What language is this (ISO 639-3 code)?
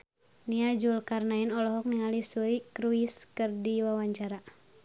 sun